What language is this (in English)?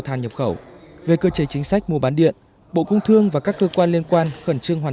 Vietnamese